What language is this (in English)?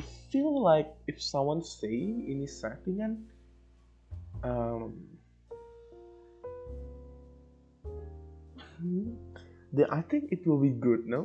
Indonesian